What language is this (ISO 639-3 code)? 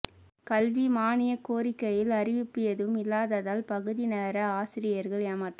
tam